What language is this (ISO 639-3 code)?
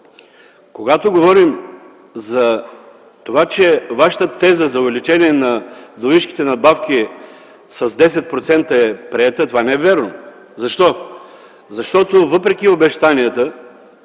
bul